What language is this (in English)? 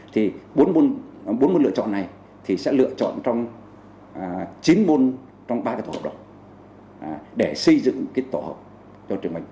Vietnamese